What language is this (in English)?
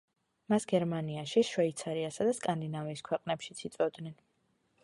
Georgian